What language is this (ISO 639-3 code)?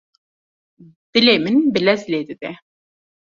kur